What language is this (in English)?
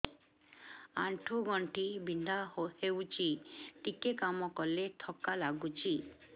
Odia